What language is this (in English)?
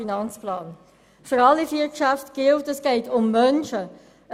Swiss German